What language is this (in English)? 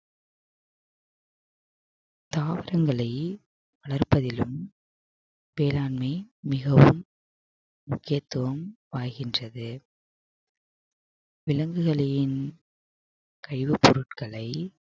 Tamil